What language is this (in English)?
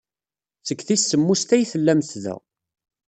Kabyle